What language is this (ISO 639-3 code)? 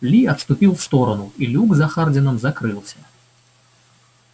rus